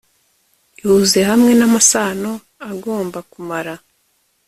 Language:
Kinyarwanda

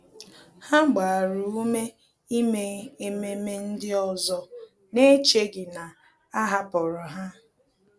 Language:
Igbo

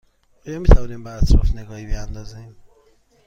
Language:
Persian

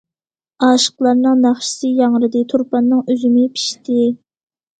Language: Uyghur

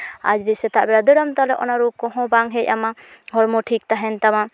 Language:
Santali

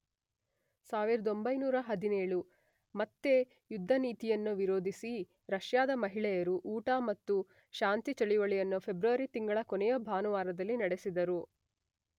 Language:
Kannada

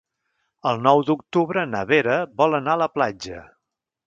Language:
Catalan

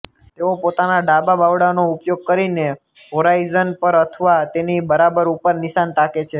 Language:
Gujarati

